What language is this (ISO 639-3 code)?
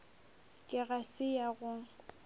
nso